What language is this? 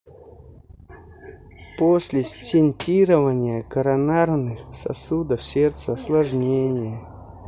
Russian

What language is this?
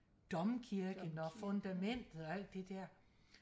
Danish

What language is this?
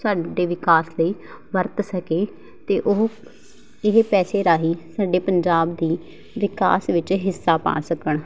Punjabi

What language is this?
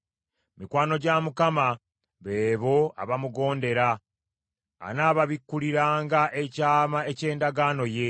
Ganda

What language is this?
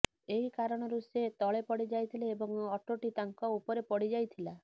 Odia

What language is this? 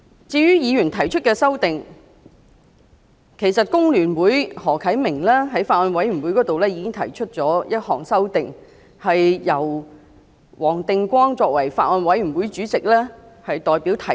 Cantonese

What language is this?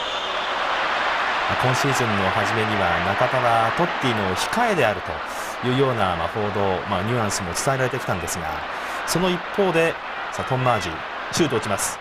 Japanese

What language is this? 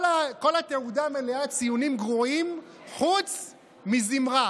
Hebrew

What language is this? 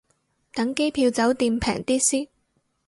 Cantonese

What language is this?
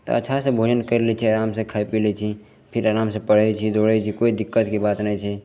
Maithili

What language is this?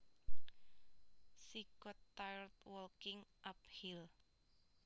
Javanese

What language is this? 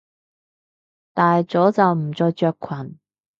Cantonese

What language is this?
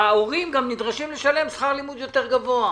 Hebrew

